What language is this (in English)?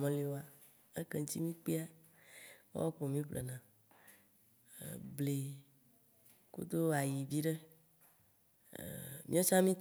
Waci Gbe